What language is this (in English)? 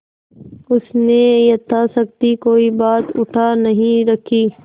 Hindi